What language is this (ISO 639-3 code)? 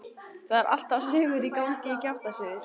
isl